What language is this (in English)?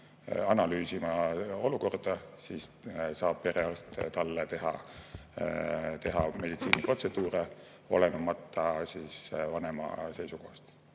Estonian